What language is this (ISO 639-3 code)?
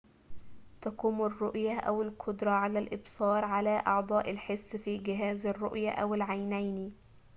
ara